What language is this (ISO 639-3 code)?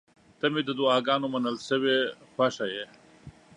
pus